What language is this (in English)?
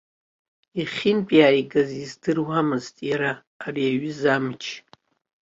Abkhazian